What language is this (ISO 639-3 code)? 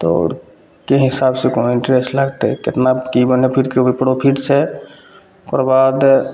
mai